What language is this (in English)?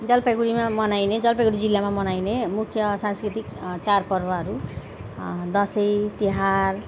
Nepali